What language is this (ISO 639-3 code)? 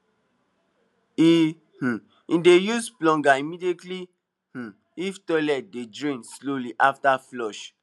pcm